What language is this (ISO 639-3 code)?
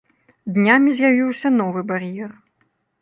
bel